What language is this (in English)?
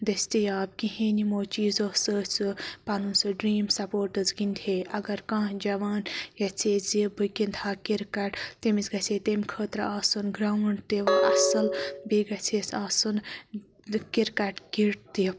Kashmiri